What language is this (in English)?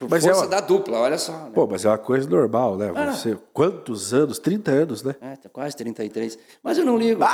Portuguese